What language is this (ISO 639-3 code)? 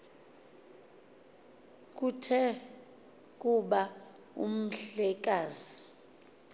xho